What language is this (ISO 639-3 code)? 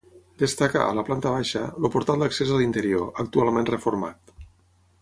cat